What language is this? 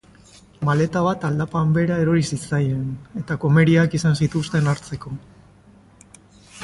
Basque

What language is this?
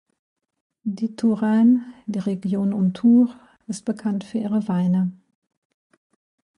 German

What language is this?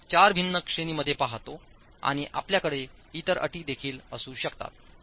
Marathi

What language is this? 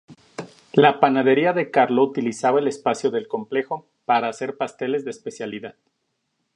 Spanish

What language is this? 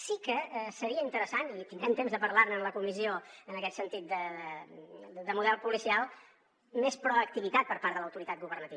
Catalan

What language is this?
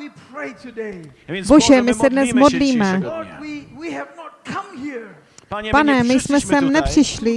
Czech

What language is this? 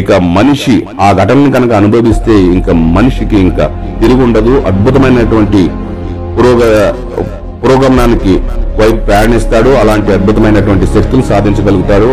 Telugu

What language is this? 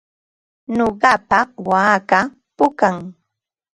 Ambo-Pasco Quechua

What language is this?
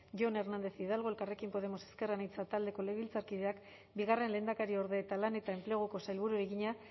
Basque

